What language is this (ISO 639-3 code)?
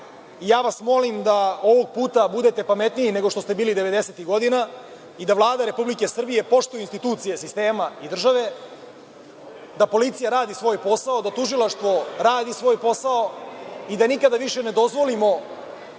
srp